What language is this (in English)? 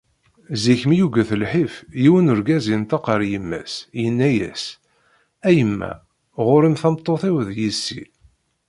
Kabyle